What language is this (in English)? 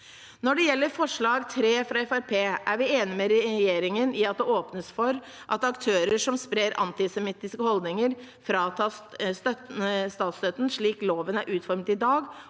Norwegian